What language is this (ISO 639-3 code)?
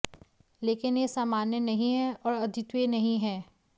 hin